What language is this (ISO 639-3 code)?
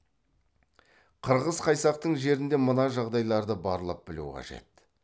kaz